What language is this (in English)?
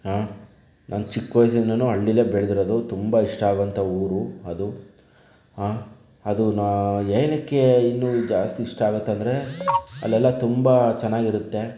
Kannada